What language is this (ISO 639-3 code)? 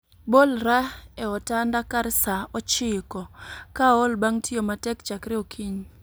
luo